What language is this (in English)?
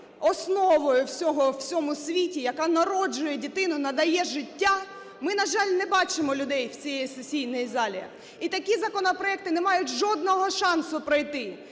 Ukrainian